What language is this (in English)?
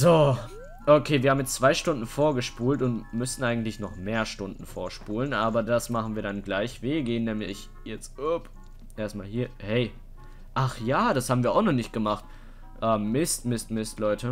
German